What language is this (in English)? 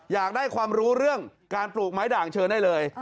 Thai